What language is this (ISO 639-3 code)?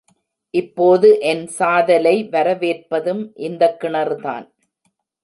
tam